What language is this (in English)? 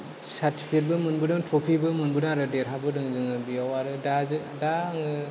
Bodo